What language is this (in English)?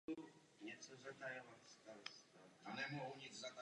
Czech